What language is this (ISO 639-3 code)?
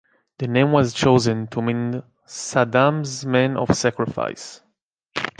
eng